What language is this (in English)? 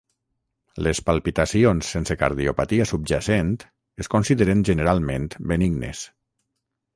Catalan